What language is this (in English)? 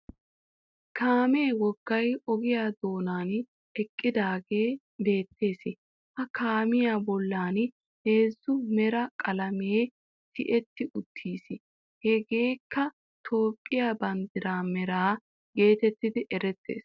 Wolaytta